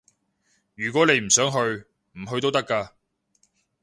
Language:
Cantonese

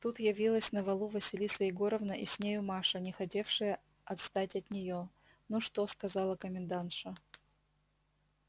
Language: Russian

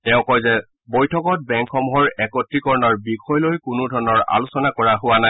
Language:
Assamese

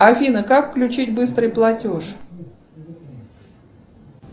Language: Russian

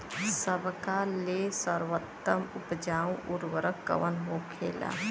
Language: Bhojpuri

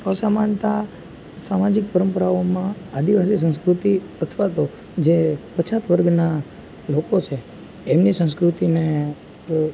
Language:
Gujarati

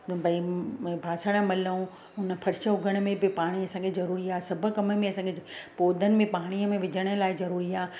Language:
Sindhi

